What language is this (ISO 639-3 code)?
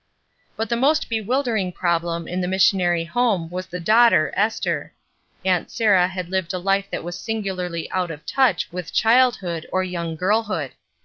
eng